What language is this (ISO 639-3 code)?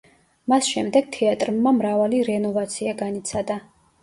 kat